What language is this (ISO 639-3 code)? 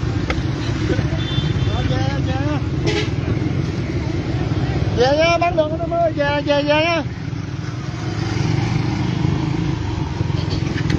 vie